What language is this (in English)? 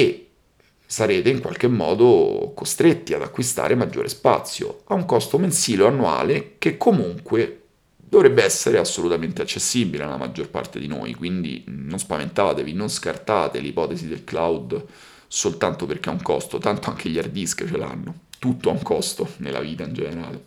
Italian